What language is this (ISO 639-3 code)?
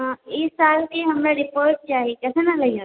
mai